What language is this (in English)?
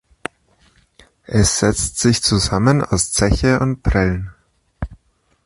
German